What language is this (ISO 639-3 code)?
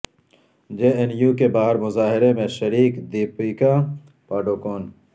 urd